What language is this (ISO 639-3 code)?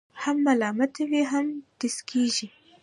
pus